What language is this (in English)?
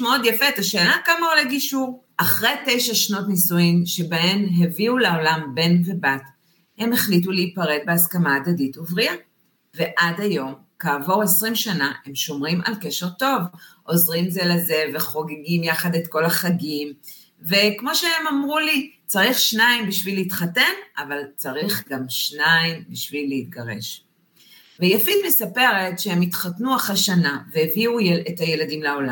Hebrew